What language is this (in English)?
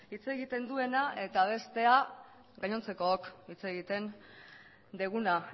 Basque